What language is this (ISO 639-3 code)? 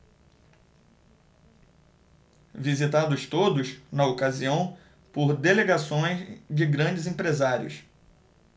por